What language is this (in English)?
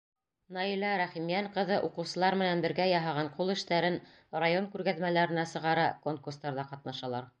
Bashkir